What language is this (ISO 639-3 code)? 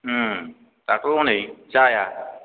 brx